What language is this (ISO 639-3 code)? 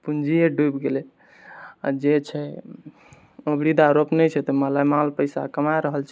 mai